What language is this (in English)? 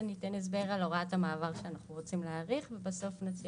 Hebrew